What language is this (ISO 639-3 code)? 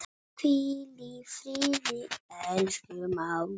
isl